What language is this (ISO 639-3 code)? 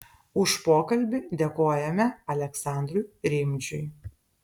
lit